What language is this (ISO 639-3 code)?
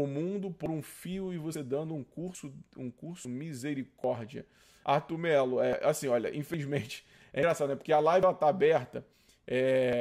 por